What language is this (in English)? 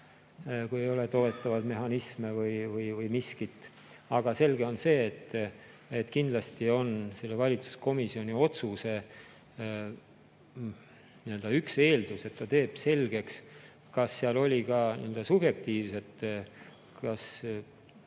Estonian